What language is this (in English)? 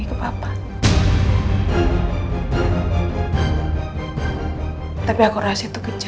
Indonesian